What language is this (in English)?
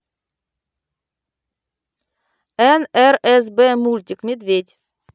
Russian